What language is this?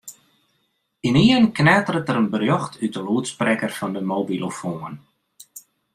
Western Frisian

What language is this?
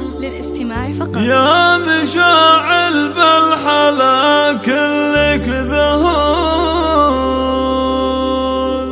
Arabic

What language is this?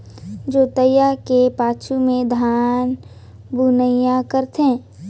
Chhattisgarhi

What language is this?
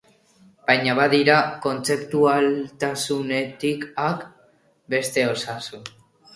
Basque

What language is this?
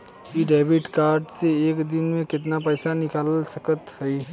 Bhojpuri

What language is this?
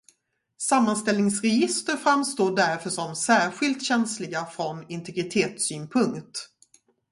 Swedish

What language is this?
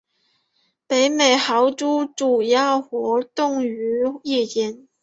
Chinese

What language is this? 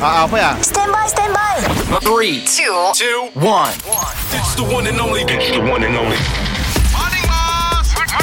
Malay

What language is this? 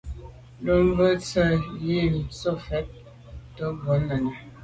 Medumba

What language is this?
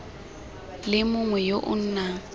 Tswana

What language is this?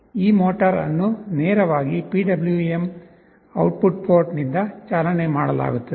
Kannada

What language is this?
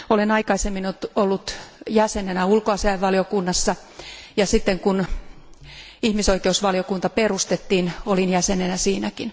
Finnish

